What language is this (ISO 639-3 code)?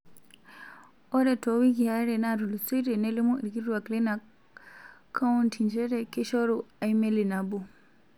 mas